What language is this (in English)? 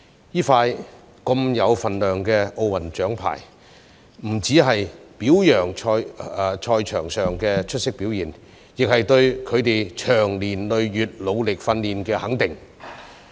Cantonese